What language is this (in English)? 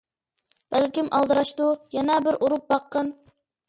Uyghur